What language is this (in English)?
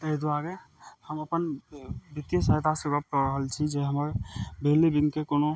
Maithili